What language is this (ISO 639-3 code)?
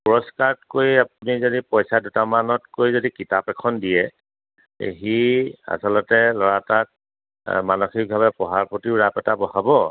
asm